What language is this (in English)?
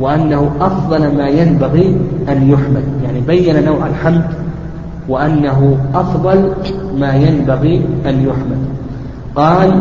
Arabic